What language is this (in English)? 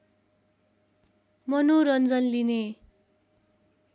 Nepali